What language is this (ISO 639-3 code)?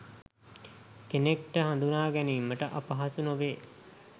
sin